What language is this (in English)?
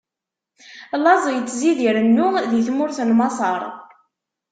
Kabyle